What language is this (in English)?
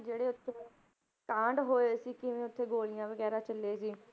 Punjabi